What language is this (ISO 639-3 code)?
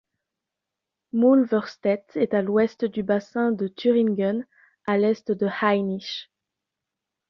fra